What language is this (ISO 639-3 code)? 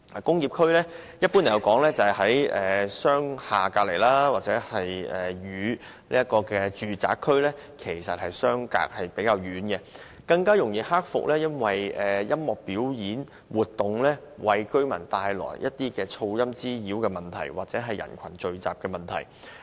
yue